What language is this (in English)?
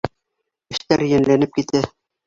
Bashkir